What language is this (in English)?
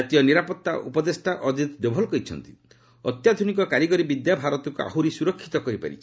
Odia